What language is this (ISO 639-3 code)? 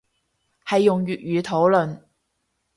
yue